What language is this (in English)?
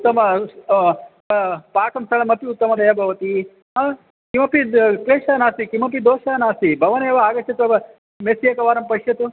Sanskrit